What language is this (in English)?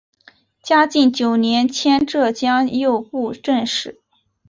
Chinese